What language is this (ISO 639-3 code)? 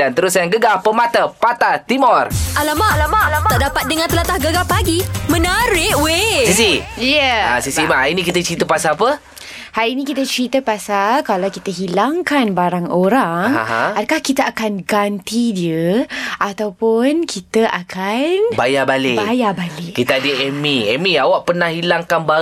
msa